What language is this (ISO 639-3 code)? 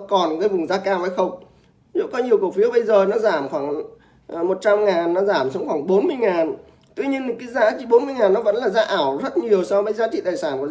vie